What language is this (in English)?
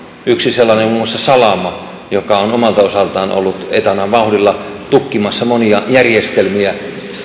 Finnish